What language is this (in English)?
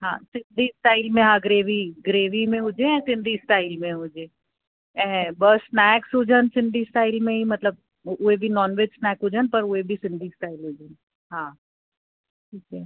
Sindhi